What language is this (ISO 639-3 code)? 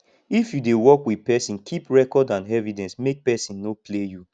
pcm